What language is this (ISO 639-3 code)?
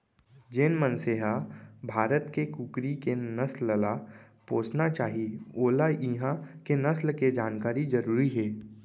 hne